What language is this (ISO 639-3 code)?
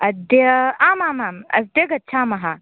san